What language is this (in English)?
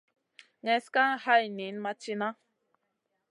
Masana